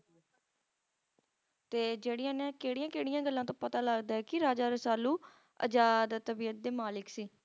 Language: Punjabi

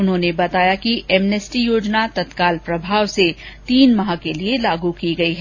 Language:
Hindi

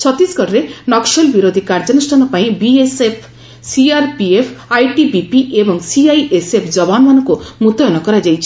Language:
Odia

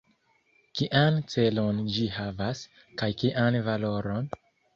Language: Esperanto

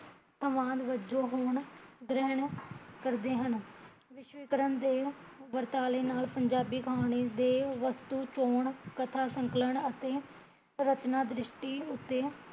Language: Punjabi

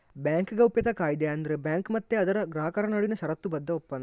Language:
Kannada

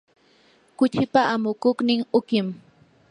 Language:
Yanahuanca Pasco Quechua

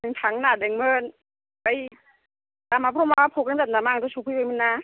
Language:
Bodo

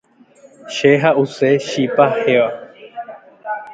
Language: Guarani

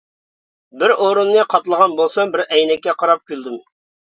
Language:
Uyghur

